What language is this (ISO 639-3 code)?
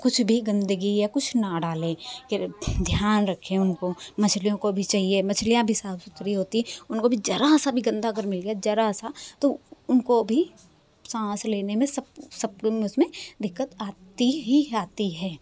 hin